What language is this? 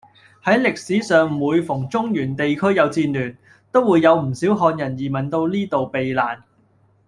Cantonese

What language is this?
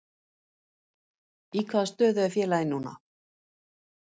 Icelandic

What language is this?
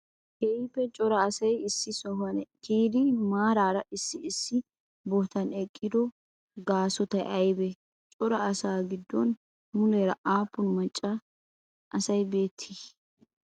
Wolaytta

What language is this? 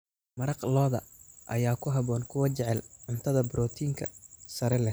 Somali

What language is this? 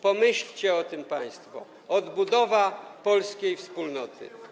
Polish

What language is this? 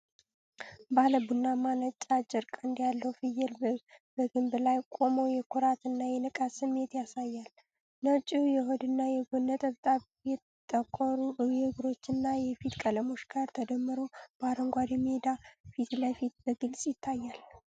Amharic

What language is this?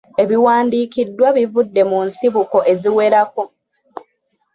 Ganda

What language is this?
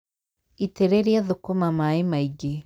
Kikuyu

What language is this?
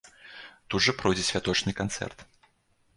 Belarusian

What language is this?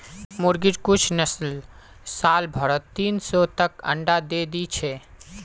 Magahi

